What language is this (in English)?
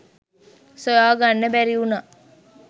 Sinhala